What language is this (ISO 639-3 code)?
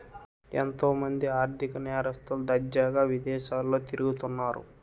tel